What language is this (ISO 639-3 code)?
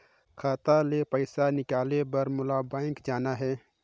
hne